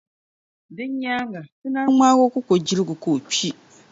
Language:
Dagbani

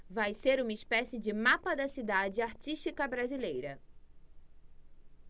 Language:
Portuguese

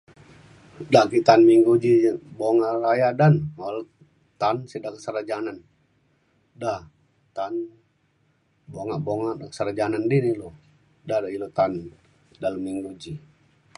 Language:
Mainstream Kenyah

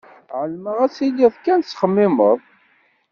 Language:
Kabyle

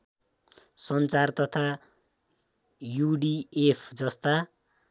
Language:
Nepali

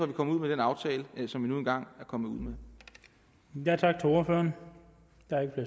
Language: Danish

